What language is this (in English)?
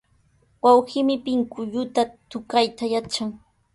Sihuas Ancash Quechua